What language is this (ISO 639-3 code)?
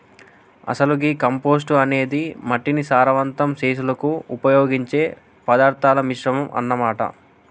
tel